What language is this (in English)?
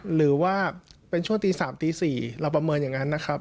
Thai